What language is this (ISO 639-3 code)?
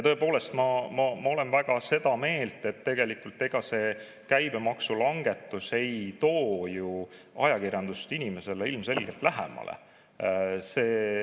est